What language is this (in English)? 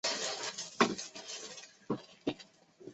Chinese